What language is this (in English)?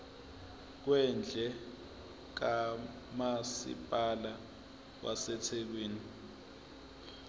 Zulu